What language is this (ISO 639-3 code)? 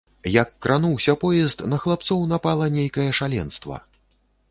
bel